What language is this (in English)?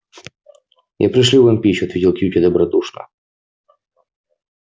Russian